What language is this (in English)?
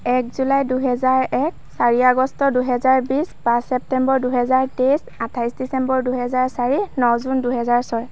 Assamese